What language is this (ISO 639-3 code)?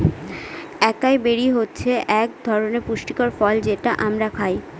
ben